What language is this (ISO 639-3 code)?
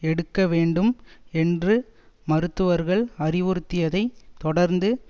tam